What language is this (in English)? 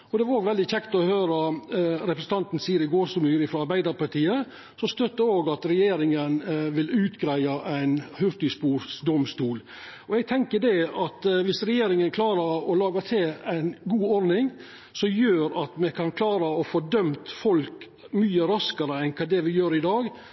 Norwegian Nynorsk